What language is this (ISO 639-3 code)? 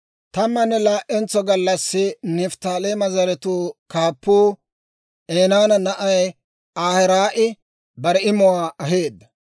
dwr